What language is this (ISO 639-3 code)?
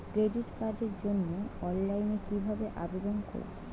ben